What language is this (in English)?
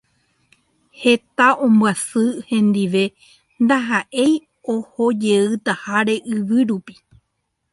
Guarani